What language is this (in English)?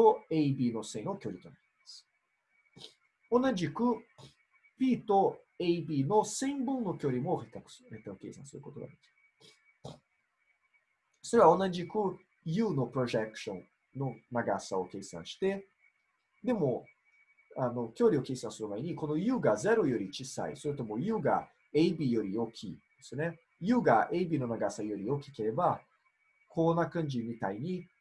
Japanese